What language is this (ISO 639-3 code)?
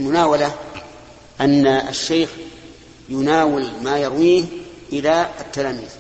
ara